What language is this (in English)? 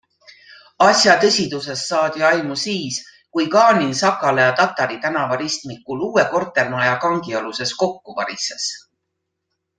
Estonian